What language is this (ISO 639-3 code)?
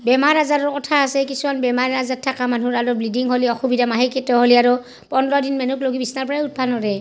asm